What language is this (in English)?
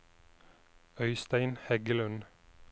Norwegian